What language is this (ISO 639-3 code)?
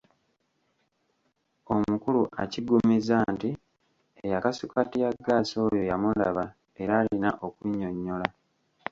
lug